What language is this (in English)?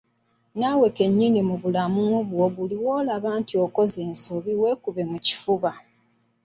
Ganda